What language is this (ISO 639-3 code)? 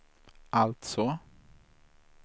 swe